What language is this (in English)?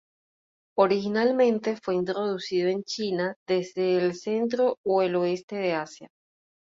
Spanish